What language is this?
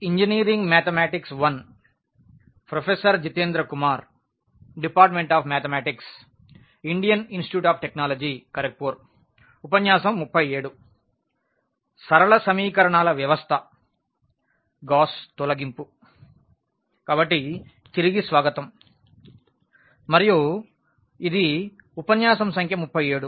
Telugu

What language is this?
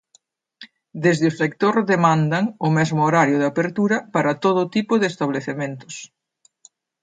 Galician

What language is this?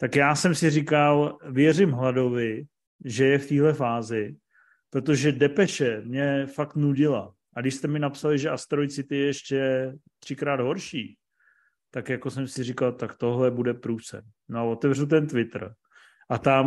Czech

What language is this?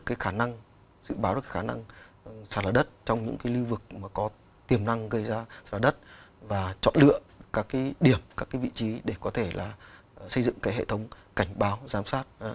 Vietnamese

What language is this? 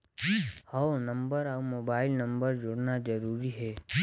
Chhattisgarhi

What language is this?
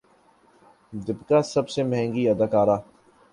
Urdu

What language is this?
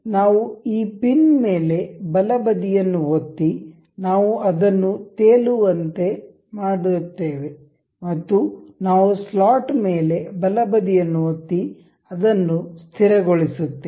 Kannada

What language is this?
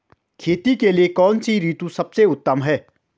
Hindi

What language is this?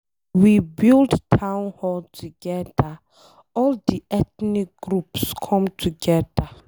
Nigerian Pidgin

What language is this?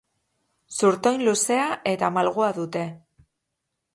Basque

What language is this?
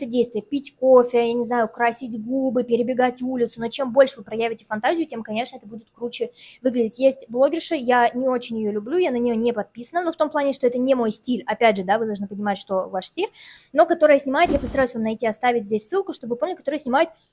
Russian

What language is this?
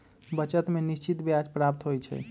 Magahi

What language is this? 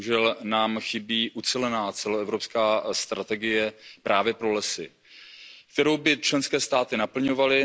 Czech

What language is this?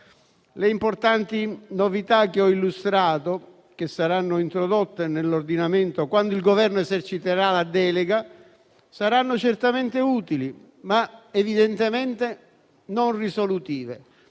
Italian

